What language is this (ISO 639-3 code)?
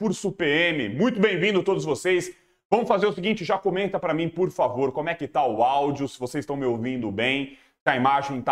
por